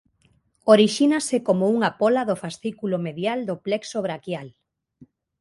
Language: Galician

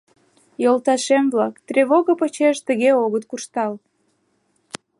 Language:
Mari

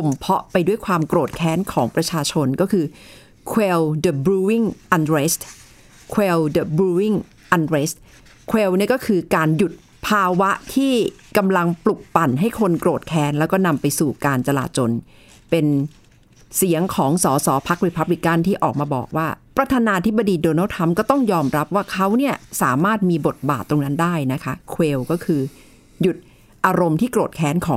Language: Thai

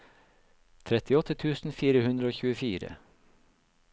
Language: Norwegian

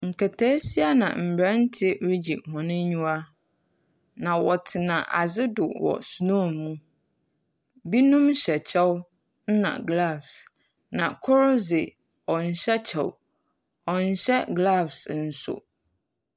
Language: Akan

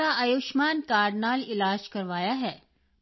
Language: Punjabi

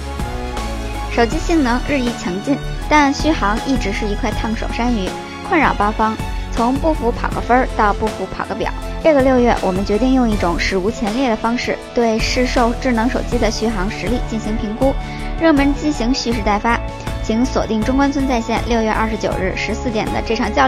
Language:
Chinese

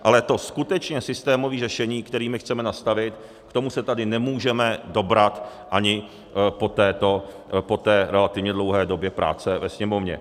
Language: Czech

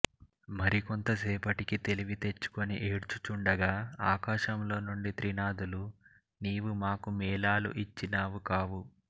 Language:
Telugu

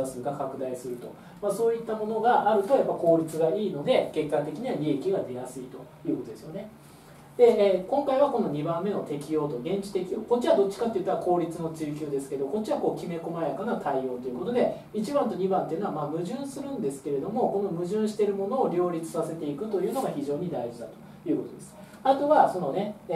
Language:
Japanese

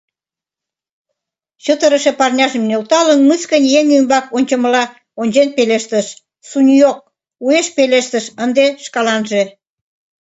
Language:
Mari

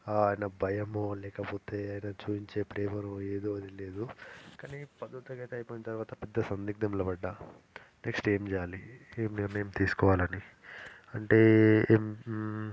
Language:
Telugu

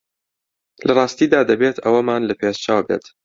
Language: Central Kurdish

